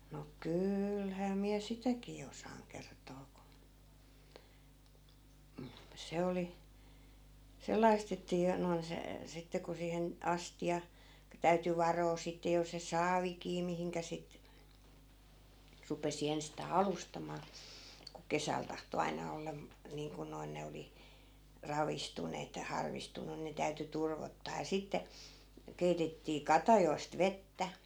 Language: Finnish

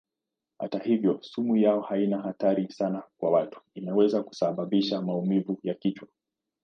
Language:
Swahili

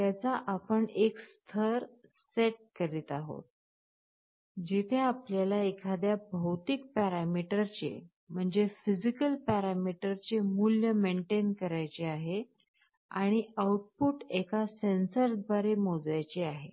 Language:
Marathi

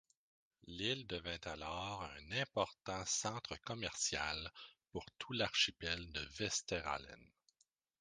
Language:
French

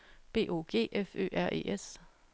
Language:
Danish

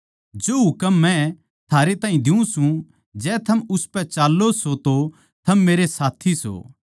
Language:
Haryanvi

